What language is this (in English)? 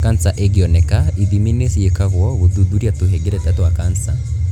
Kikuyu